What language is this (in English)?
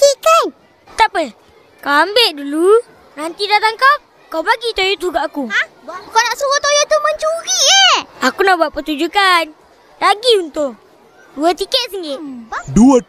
Malay